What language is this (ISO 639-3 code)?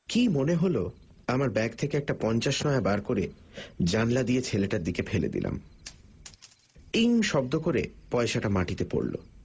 ben